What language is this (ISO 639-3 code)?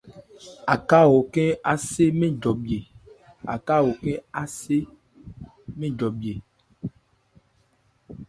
ebr